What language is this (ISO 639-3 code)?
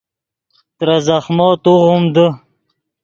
ydg